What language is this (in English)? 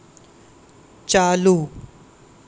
Gujarati